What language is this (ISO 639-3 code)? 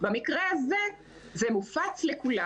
heb